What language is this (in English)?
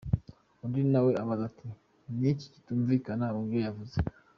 Kinyarwanda